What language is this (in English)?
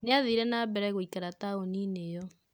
Kikuyu